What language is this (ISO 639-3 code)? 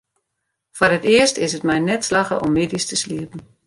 fry